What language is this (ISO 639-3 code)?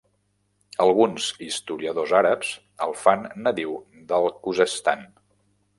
cat